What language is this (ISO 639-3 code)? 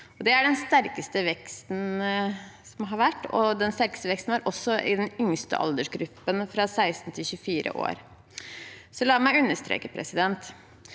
nor